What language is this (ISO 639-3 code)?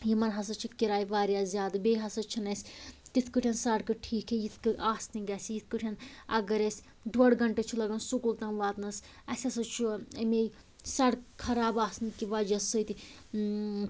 kas